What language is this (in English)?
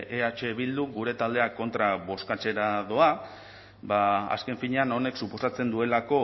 Basque